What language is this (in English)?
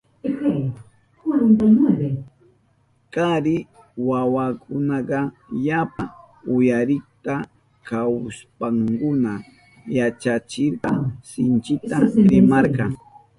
Southern Pastaza Quechua